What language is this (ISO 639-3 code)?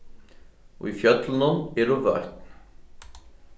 fao